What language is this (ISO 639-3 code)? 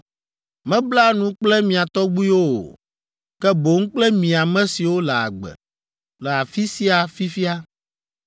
ewe